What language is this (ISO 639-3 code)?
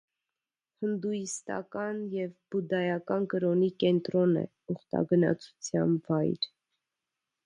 hye